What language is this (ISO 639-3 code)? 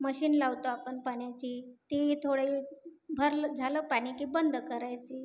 mar